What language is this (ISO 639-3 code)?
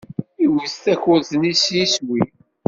kab